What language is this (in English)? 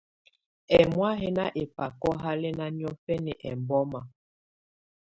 Tunen